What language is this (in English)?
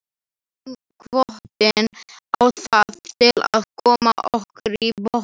Icelandic